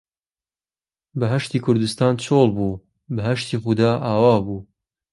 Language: Central Kurdish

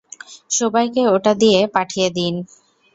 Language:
Bangla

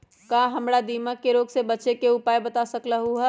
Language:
Magahi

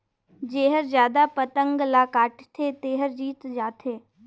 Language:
Chhattisgarhi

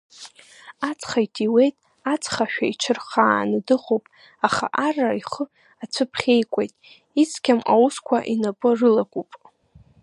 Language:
Abkhazian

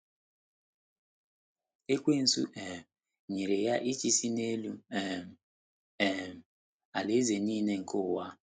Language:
Igbo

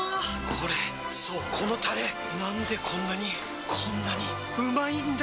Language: Japanese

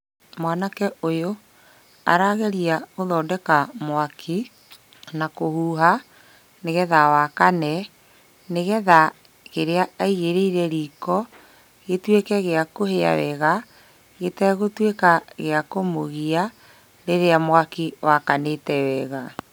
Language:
Kikuyu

